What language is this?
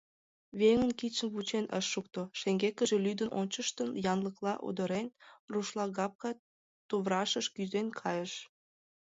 Mari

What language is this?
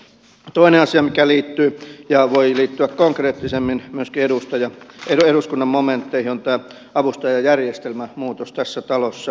Finnish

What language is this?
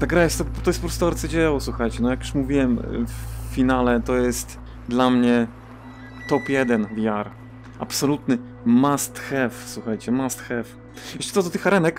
Polish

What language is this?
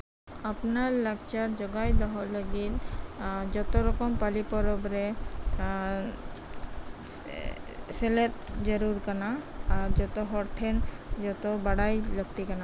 Santali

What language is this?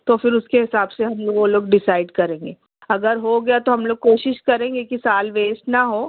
Urdu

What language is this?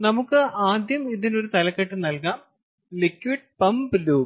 Malayalam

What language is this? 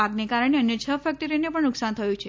Gujarati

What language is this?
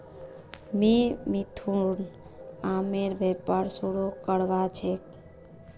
Magahi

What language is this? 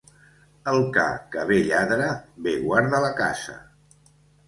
Catalan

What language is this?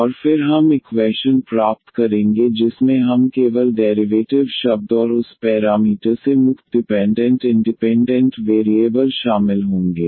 Hindi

